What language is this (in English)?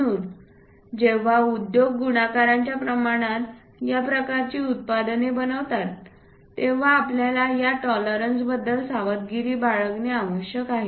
Marathi